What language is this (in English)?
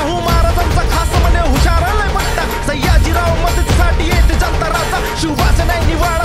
Indonesian